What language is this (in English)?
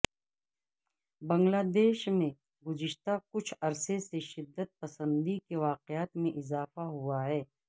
Urdu